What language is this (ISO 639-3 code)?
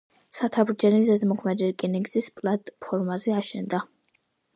kat